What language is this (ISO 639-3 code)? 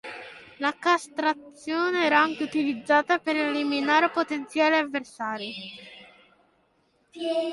ita